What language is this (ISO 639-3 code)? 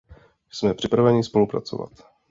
ces